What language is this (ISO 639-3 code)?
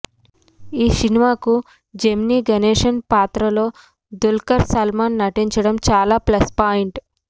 tel